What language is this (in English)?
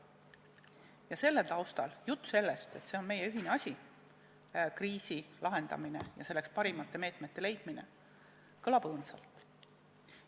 Estonian